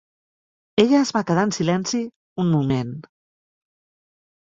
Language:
Catalan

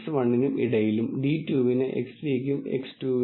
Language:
Malayalam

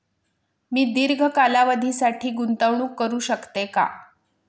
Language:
Marathi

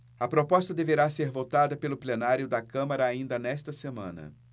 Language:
Portuguese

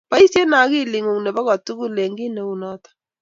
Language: Kalenjin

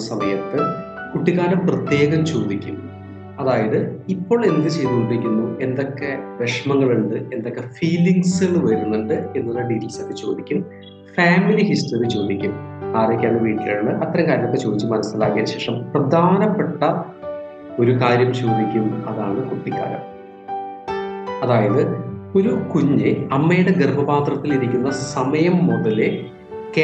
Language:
Malayalam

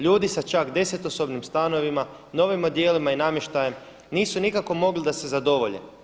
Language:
Croatian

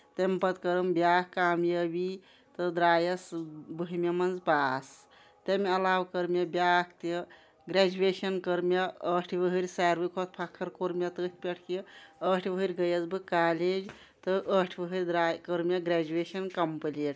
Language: Kashmiri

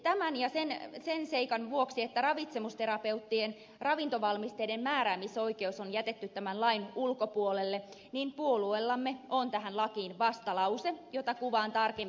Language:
Finnish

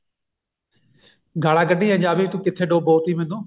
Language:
Punjabi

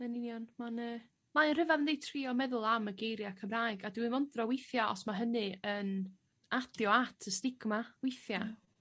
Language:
Welsh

